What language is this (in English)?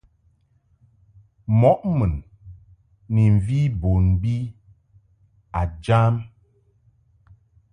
Mungaka